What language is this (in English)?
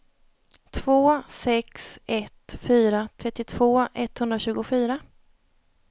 Swedish